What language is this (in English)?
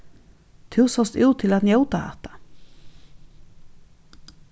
Faroese